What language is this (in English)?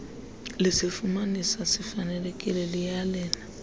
Xhosa